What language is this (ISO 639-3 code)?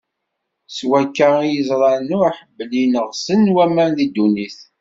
kab